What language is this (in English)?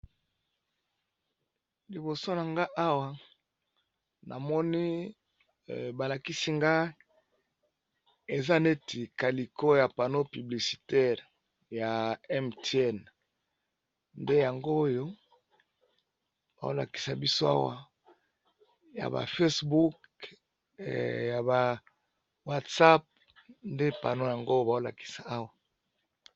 Lingala